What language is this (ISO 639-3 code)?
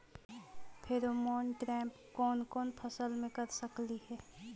mag